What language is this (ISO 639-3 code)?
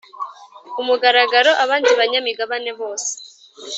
kin